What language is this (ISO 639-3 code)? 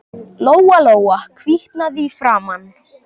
isl